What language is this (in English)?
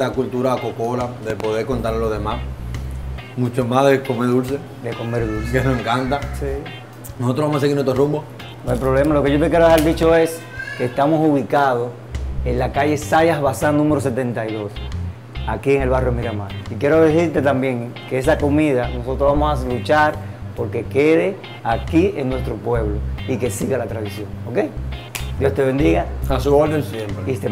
Spanish